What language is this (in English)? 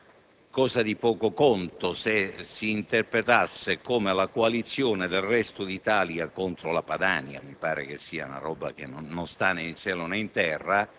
Italian